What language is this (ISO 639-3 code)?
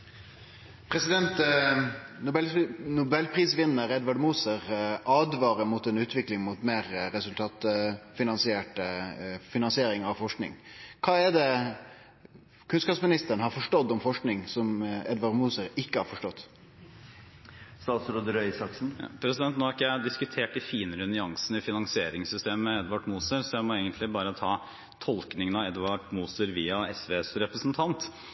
nor